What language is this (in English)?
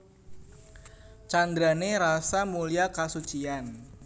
Javanese